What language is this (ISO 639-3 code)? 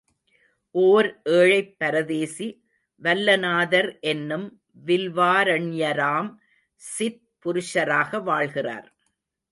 tam